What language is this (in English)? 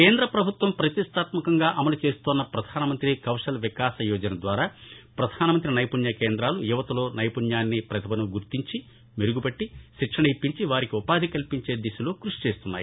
Telugu